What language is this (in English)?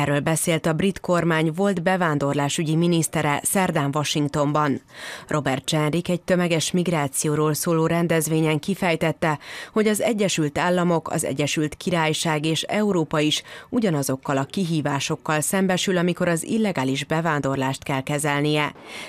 Hungarian